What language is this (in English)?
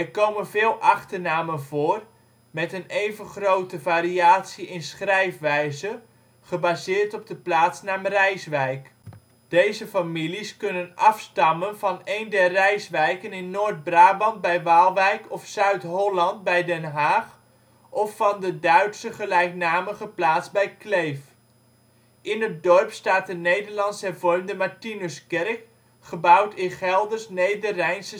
Dutch